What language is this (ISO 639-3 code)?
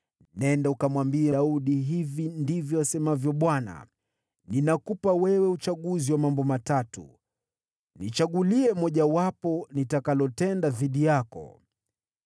swa